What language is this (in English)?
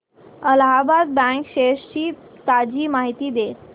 Marathi